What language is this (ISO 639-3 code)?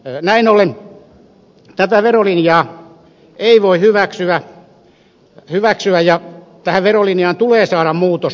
fin